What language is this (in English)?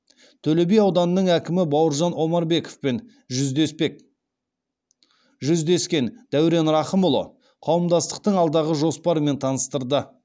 Kazakh